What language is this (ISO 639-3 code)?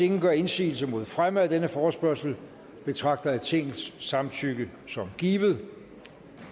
dan